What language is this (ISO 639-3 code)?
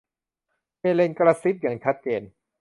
tha